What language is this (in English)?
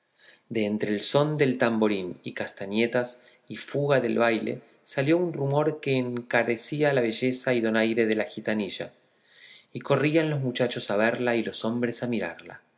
Spanish